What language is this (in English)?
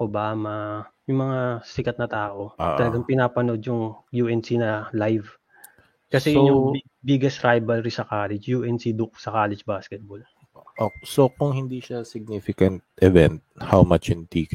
Filipino